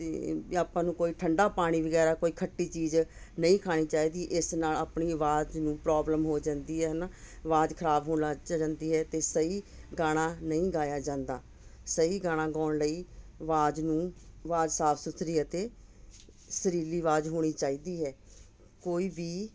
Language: Punjabi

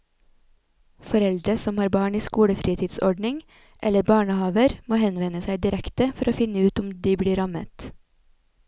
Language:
Norwegian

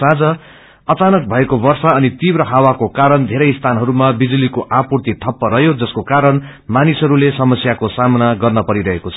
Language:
Nepali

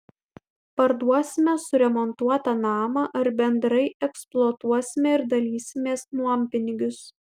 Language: Lithuanian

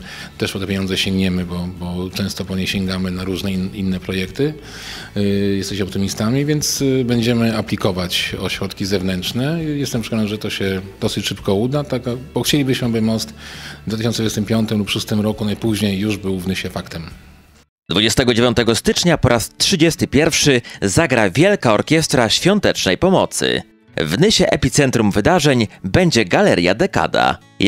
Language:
Polish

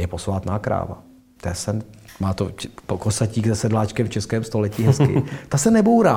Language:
Czech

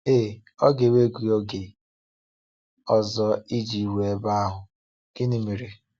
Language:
Igbo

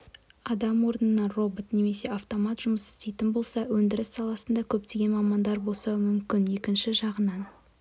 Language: Kazakh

